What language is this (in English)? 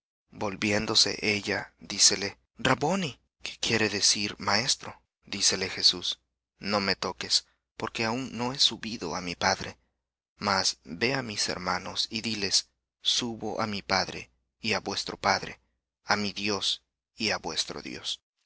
Spanish